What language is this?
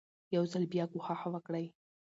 Pashto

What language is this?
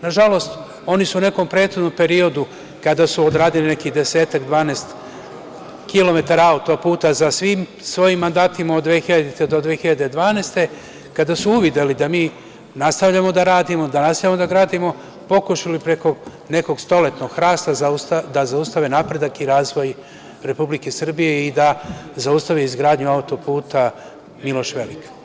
Serbian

